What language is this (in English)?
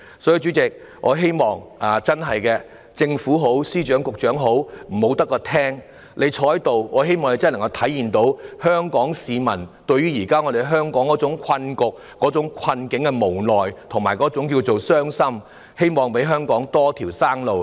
Cantonese